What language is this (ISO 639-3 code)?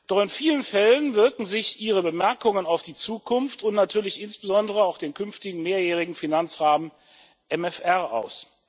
deu